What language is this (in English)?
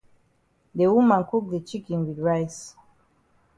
Cameroon Pidgin